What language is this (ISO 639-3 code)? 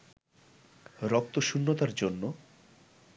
ben